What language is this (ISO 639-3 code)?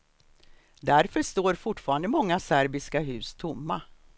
swe